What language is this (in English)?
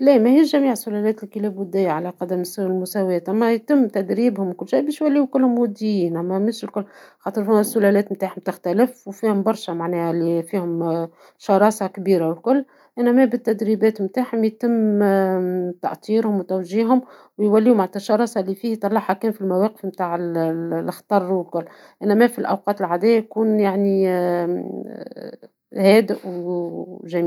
Tunisian Arabic